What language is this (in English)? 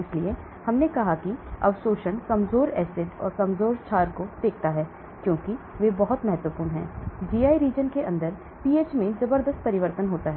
Hindi